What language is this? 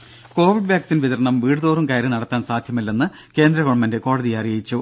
Malayalam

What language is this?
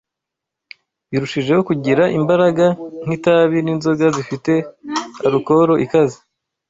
Kinyarwanda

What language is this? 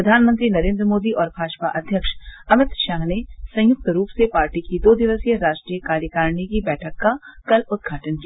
Hindi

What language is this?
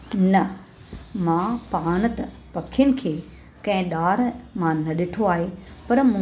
Sindhi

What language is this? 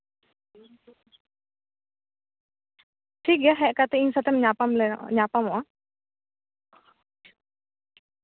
Santali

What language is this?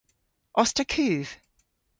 Cornish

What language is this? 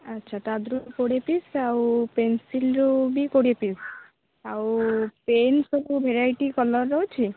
Odia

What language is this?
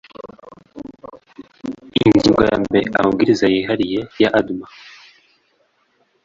Kinyarwanda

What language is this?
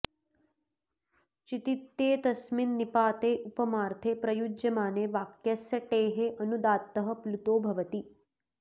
Sanskrit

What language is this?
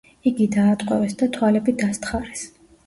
Georgian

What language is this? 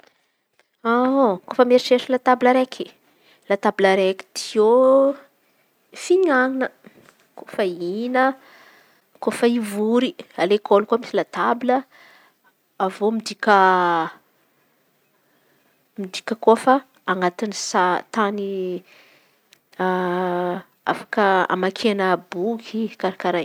Antankarana Malagasy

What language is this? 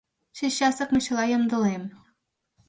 Mari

